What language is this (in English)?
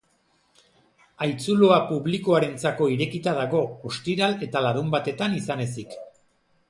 Basque